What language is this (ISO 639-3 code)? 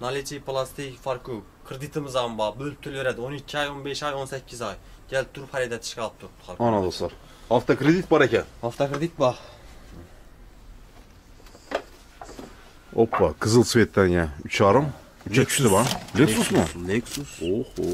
tur